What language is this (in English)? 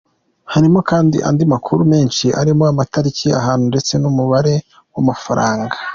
Kinyarwanda